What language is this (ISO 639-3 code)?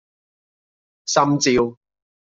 yue